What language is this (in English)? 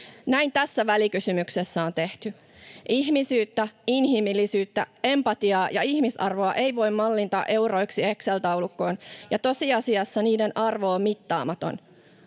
Finnish